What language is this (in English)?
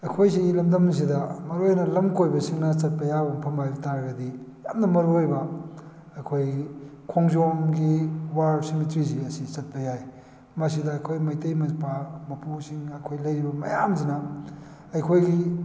Manipuri